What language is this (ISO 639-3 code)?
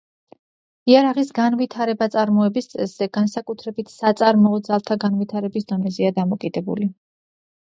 kat